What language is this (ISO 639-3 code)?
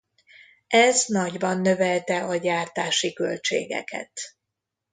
hun